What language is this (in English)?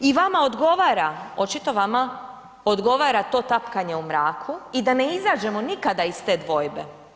Croatian